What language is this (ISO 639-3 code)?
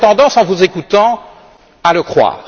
fra